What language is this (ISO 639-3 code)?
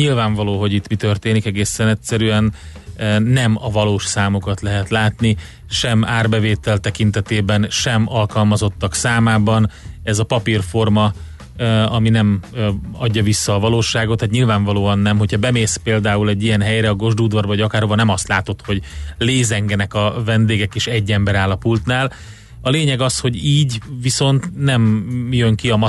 hun